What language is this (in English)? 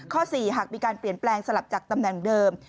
Thai